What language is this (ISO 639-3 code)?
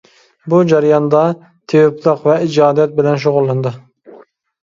uig